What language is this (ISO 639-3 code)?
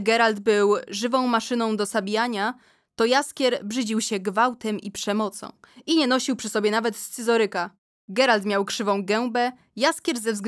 pol